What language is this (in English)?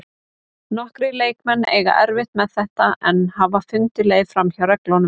Icelandic